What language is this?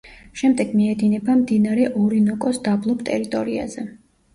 Georgian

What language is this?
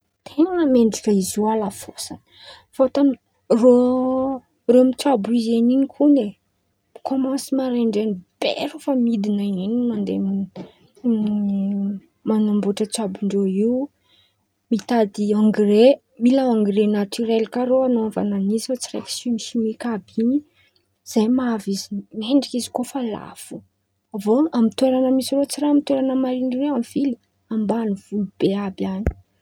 Antankarana Malagasy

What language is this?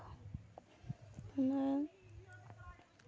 Santali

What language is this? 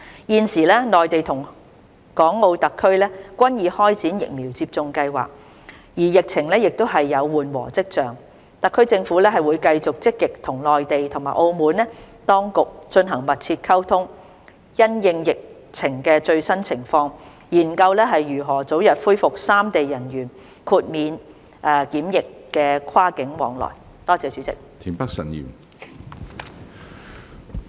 Cantonese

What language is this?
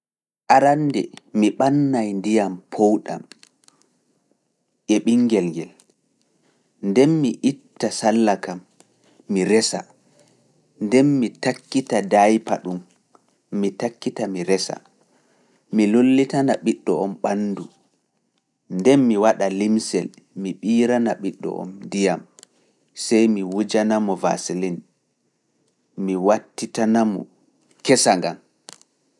Fula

